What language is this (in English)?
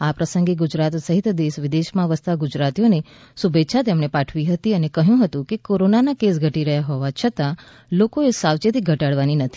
Gujarati